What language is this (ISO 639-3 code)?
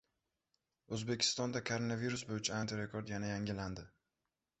uzb